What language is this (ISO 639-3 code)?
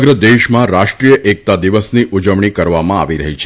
guj